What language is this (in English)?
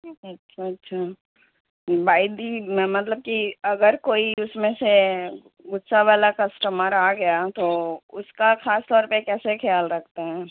Urdu